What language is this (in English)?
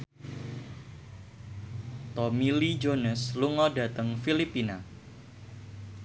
Javanese